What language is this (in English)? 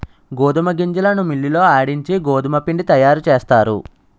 Telugu